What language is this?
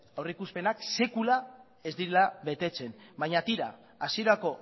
Basque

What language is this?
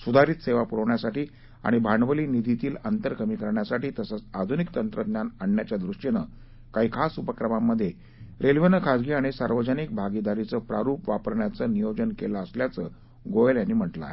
Marathi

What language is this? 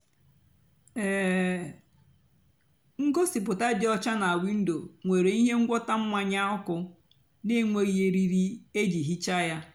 Igbo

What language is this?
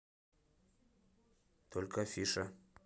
Russian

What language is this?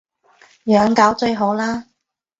Cantonese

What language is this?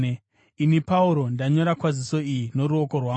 Shona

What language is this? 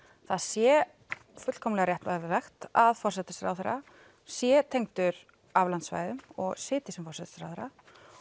Icelandic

